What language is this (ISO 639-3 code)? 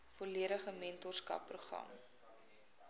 afr